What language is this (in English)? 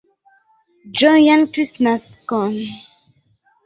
Esperanto